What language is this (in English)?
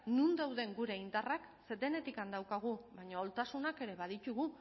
Basque